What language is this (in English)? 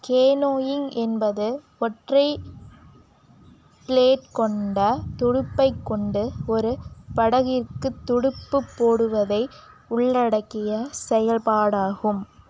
Tamil